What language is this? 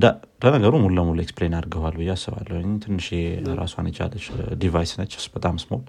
Amharic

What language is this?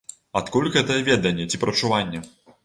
Belarusian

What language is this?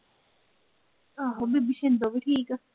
Punjabi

